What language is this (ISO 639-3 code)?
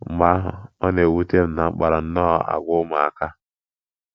ibo